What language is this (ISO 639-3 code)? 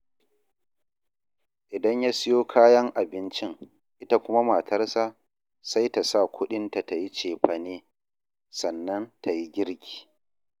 hau